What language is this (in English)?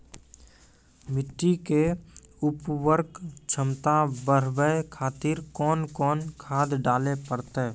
Maithili